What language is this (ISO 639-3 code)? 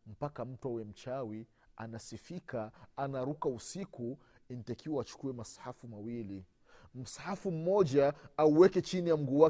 swa